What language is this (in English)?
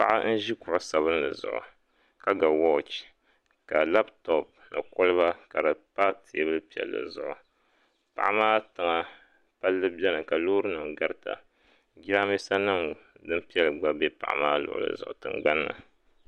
Dagbani